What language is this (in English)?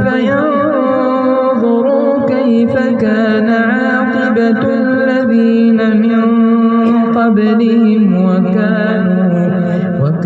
Arabic